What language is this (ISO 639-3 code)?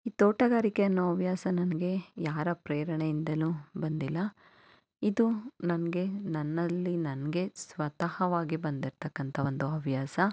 kan